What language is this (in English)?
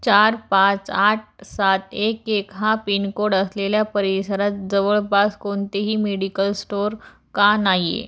Marathi